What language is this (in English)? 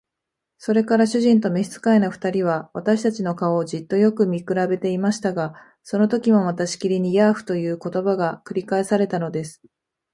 Japanese